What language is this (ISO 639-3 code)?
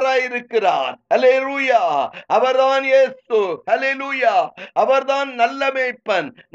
tam